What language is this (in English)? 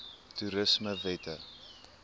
Afrikaans